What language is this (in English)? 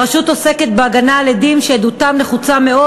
Hebrew